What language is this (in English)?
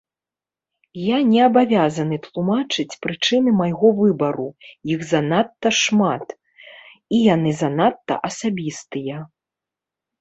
Belarusian